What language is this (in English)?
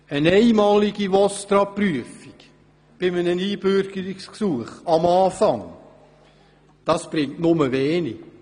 Swiss German